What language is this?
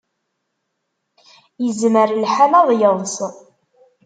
Kabyle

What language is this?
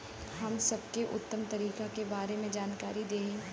Bhojpuri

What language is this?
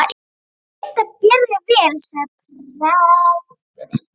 Icelandic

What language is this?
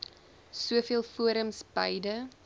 Afrikaans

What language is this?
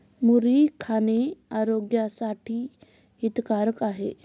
Marathi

